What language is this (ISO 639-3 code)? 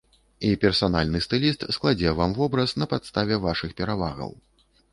bel